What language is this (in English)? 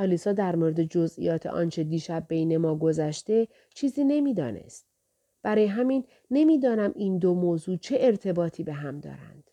Persian